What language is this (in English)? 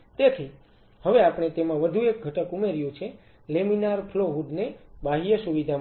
Gujarati